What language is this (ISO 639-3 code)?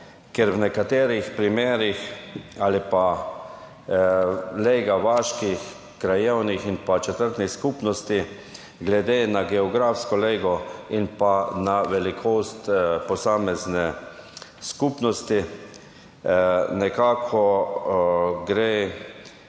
slv